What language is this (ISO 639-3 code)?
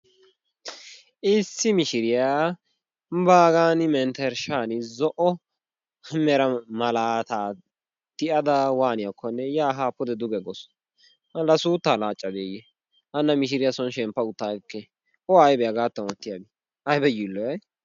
wal